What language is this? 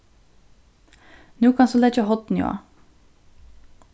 Faroese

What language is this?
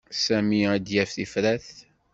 Kabyle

